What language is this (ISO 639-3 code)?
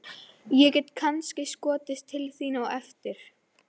isl